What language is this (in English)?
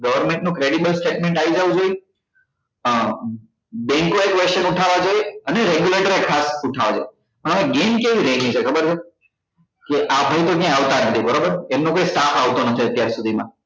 Gujarati